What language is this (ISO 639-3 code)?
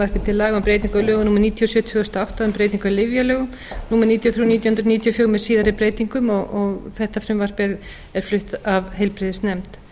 isl